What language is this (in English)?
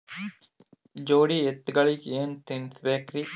Kannada